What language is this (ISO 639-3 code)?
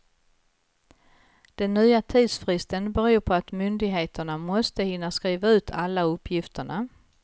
swe